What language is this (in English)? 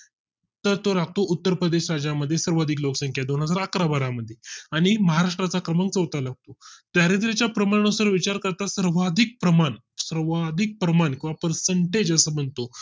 Marathi